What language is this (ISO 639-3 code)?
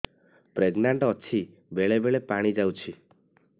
ori